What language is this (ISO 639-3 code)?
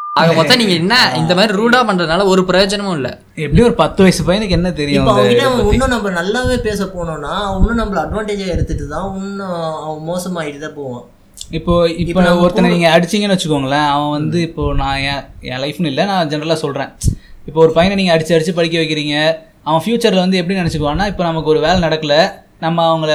tam